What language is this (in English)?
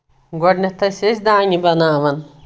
Kashmiri